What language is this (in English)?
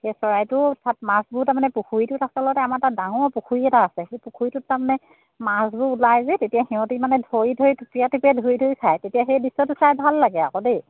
Assamese